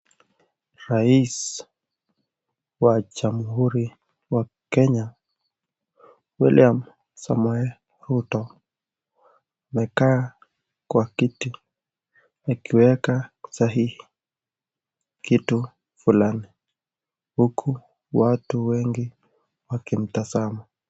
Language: Swahili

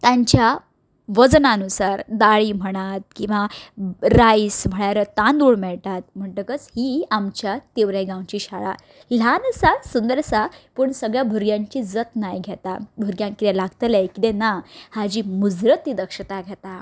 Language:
Konkani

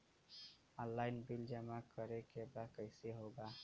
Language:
Bhojpuri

